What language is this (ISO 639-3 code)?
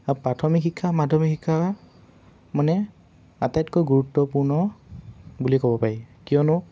asm